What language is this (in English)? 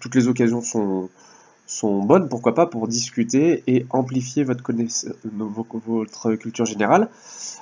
French